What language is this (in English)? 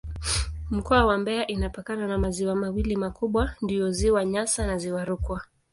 Swahili